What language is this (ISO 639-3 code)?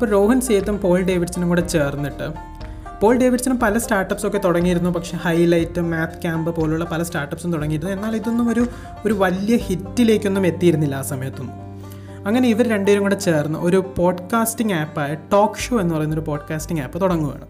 mal